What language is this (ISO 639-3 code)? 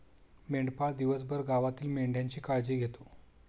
mar